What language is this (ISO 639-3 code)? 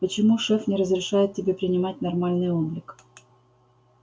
rus